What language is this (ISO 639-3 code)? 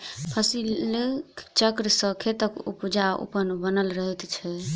mai